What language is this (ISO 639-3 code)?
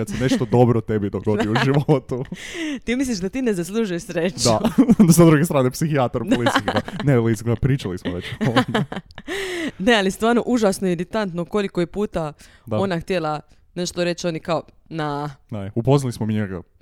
hrv